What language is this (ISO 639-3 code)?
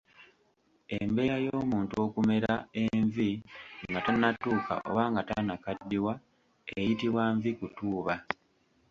lug